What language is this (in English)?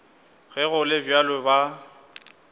Northern Sotho